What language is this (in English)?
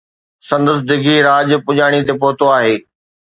Sindhi